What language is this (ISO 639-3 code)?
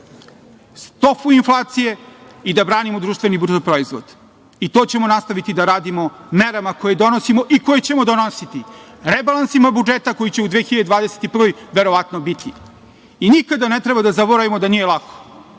srp